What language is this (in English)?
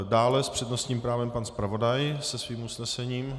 Czech